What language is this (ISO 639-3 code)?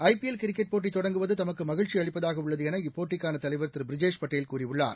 tam